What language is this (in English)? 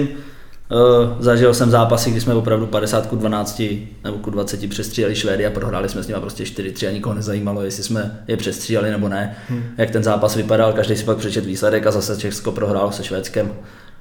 Czech